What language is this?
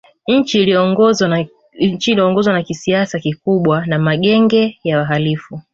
Swahili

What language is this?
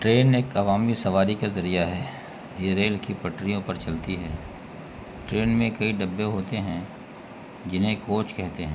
Urdu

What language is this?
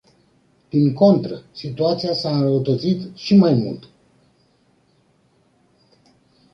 Romanian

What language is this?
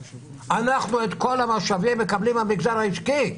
Hebrew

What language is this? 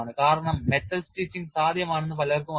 Malayalam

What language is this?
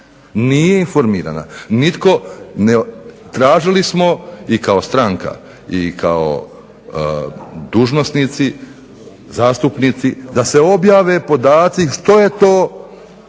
Croatian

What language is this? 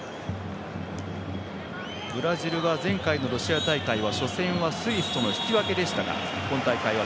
Japanese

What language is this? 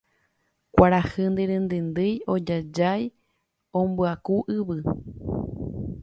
Guarani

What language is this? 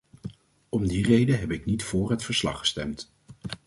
Dutch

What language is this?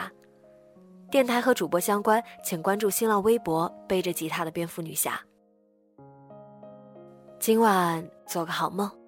Chinese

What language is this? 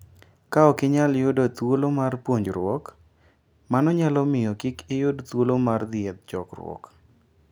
Luo (Kenya and Tanzania)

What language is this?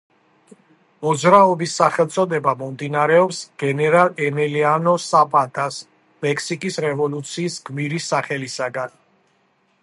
Georgian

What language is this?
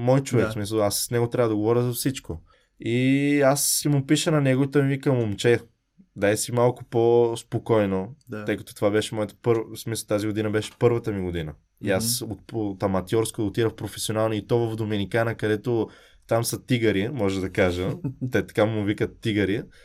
Bulgarian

